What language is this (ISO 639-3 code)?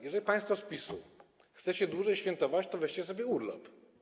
pol